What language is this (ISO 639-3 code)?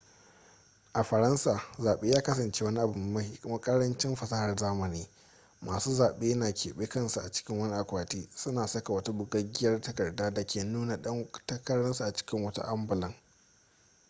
hau